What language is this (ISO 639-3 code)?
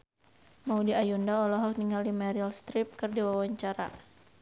sun